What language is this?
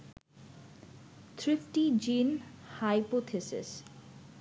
Bangla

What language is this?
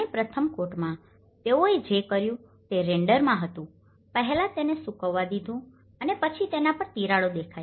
Gujarati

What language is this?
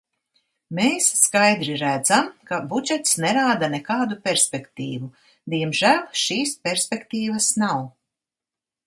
Latvian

